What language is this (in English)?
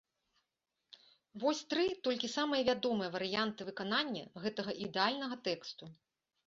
Belarusian